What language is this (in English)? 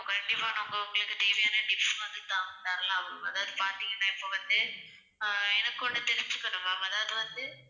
Tamil